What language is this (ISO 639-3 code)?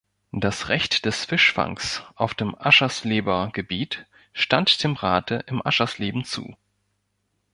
deu